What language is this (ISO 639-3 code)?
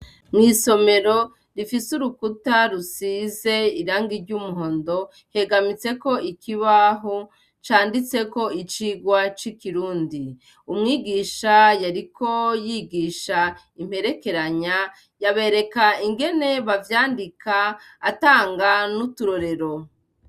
run